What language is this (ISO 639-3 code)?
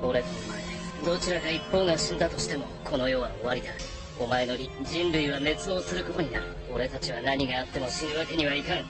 jpn